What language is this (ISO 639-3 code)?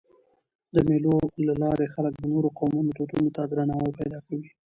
pus